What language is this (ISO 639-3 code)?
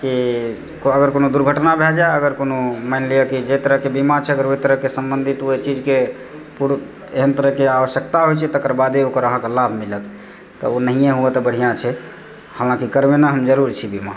mai